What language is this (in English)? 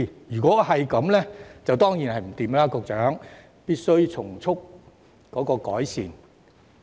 Cantonese